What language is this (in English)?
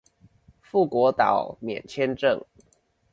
Chinese